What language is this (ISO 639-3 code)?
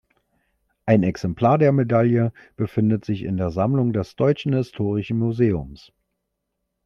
deu